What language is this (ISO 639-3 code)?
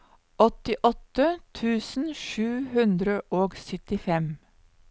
nor